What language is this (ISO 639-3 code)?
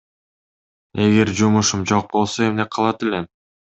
kir